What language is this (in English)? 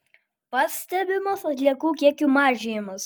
Lithuanian